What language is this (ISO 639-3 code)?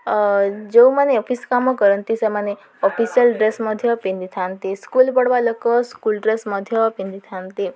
ori